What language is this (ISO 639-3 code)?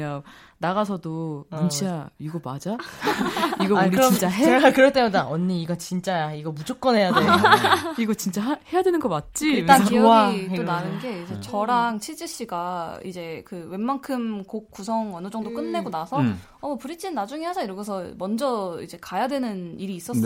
kor